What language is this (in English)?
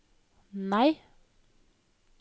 Norwegian